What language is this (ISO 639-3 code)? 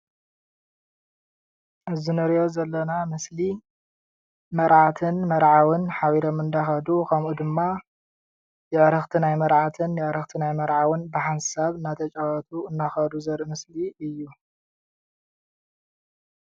tir